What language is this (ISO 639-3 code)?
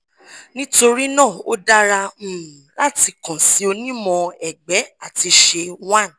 yor